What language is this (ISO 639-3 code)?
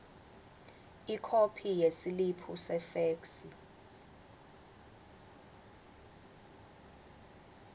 ssw